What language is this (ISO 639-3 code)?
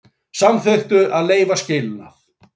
isl